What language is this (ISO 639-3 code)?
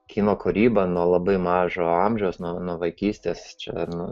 lit